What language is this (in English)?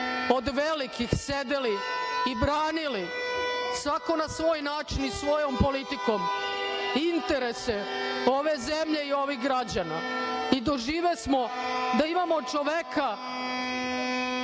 Serbian